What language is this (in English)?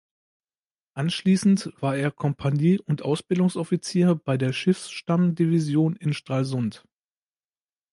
German